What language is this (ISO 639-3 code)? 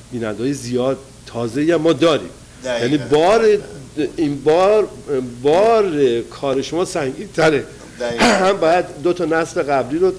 fas